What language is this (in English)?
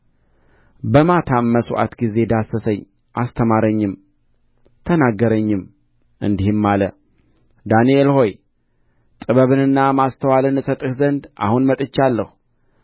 Amharic